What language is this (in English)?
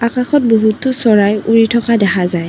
Assamese